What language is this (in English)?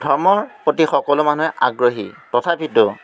Assamese